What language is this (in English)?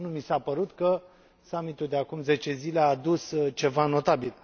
Romanian